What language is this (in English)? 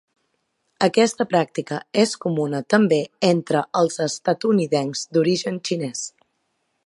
Catalan